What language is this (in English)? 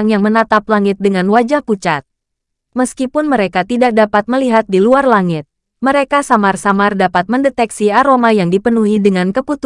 Indonesian